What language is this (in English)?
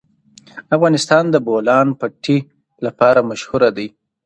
Pashto